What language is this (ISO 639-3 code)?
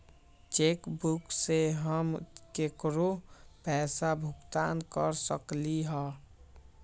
mag